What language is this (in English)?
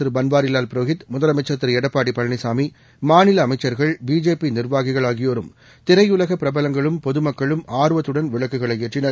Tamil